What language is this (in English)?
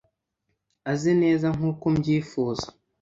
Kinyarwanda